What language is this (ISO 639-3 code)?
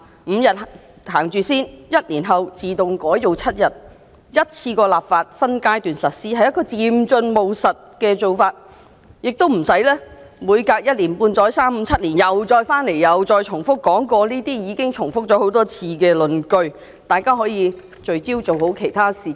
yue